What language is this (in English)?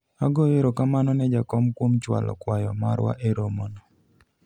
Luo (Kenya and Tanzania)